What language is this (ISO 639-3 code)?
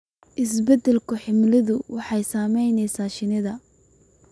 som